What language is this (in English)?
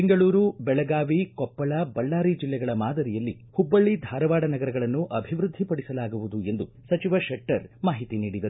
Kannada